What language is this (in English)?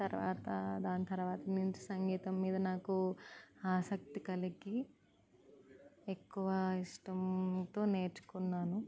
Telugu